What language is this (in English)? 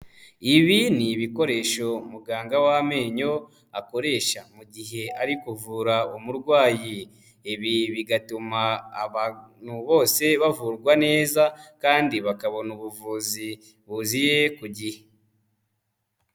Kinyarwanda